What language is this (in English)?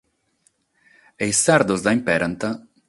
Sardinian